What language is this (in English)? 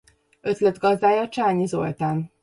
Hungarian